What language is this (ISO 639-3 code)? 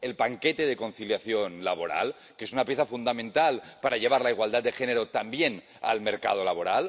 spa